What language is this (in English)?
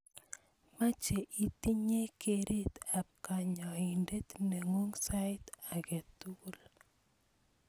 Kalenjin